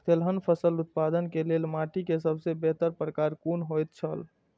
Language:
Maithili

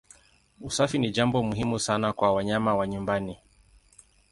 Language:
Swahili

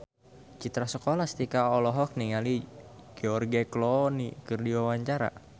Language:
Sundanese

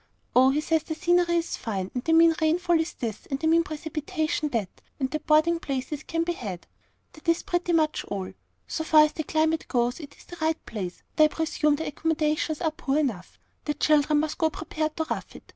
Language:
English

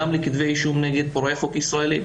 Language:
Hebrew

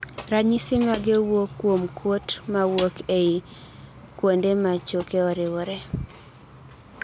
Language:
Luo (Kenya and Tanzania)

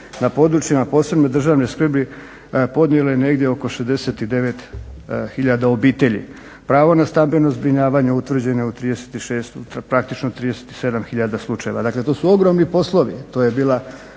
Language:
Croatian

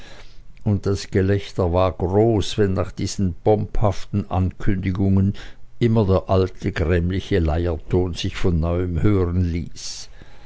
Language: German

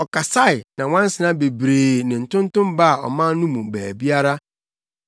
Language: Akan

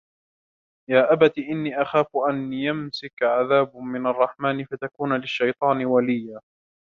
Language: Arabic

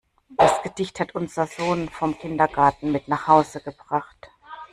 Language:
German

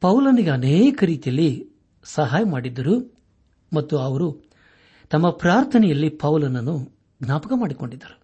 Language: Kannada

